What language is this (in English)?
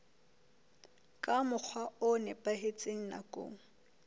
Southern Sotho